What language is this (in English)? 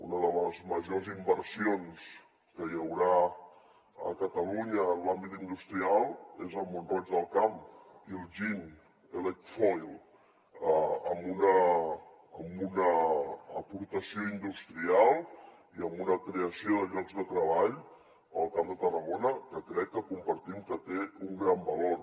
Catalan